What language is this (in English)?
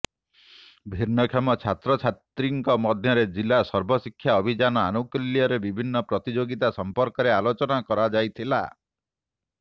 Odia